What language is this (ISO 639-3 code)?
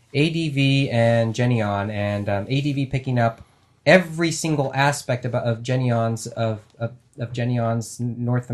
eng